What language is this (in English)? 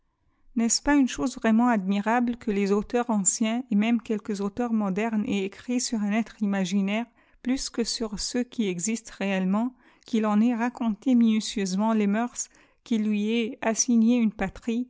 French